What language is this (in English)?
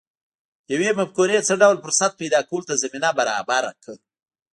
Pashto